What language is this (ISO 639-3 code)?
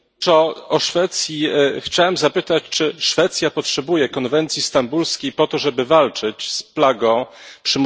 pol